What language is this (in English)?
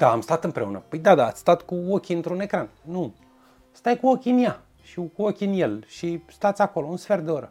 Romanian